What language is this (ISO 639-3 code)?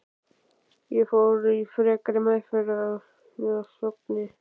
isl